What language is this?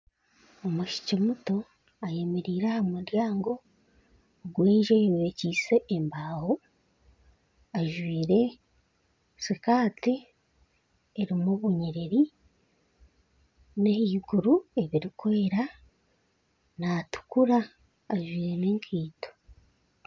Nyankole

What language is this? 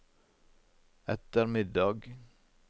Norwegian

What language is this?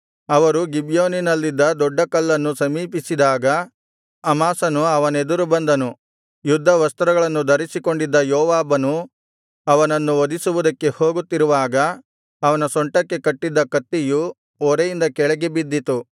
Kannada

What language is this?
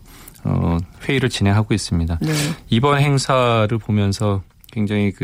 Korean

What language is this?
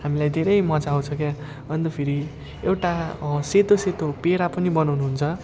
Nepali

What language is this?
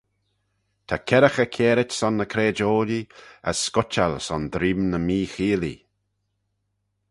Manx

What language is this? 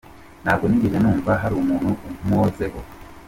Kinyarwanda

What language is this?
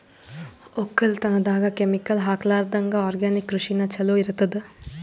Kannada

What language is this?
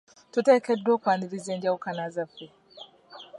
Ganda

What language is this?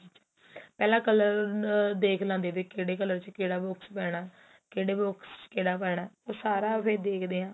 Punjabi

